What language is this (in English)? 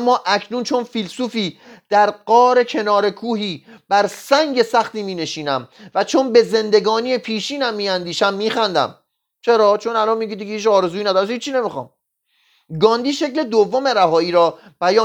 Persian